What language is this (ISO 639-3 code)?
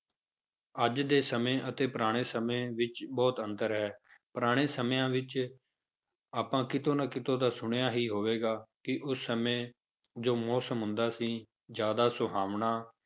pan